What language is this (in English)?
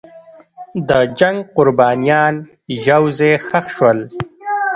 Pashto